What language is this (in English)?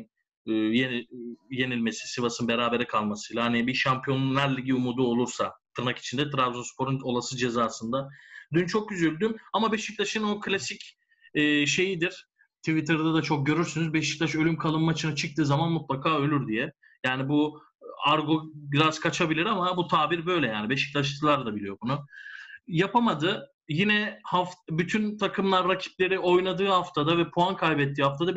Turkish